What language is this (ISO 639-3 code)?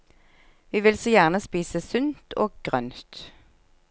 nor